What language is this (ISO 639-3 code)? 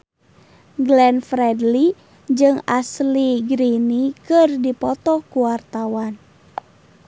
sun